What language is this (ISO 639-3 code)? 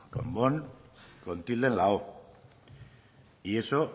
spa